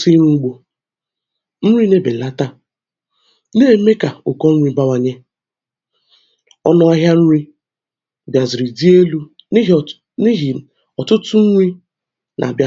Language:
Igbo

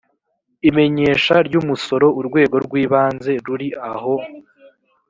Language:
Kinyarwanda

